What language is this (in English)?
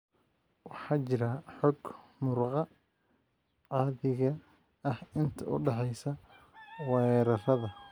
Somali